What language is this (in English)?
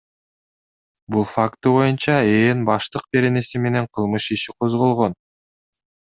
Kyrgyz